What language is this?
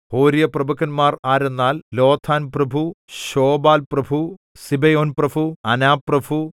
Malayalam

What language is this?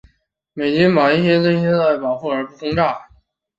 Chinese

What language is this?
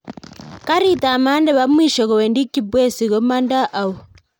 Kalenjin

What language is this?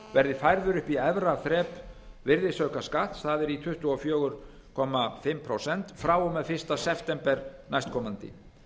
Icelandic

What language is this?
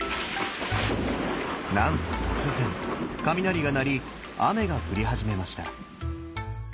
Japanese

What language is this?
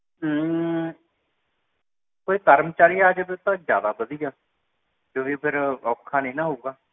Punjabi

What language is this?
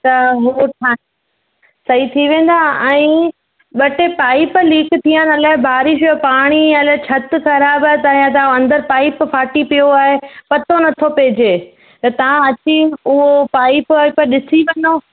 Sindhi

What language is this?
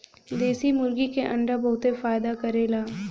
Bhojpuri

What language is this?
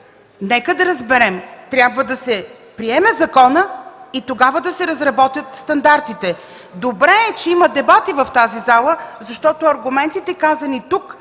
Bulgarian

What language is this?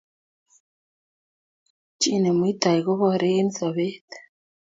Kalenjin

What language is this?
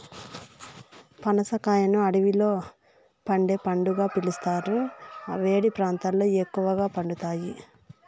Telugu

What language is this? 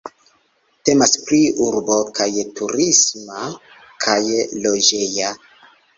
Esperanto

